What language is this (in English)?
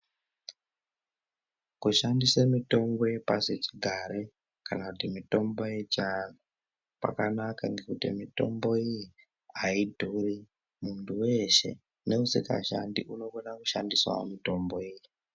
Ndau